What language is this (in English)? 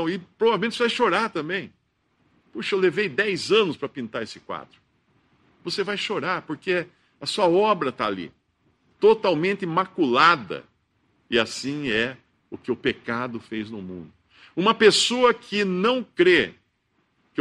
Portuguese